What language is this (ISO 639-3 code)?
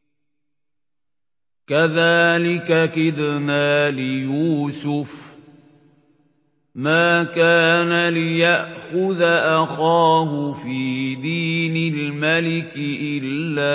ara